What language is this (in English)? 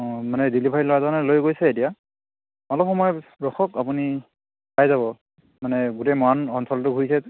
Assamese